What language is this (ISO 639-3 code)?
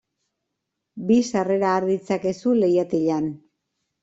eus